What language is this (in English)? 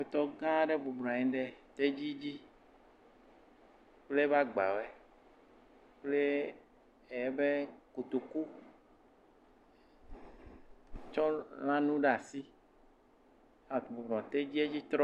Ewe